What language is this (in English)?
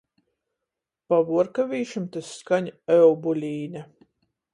Latgalian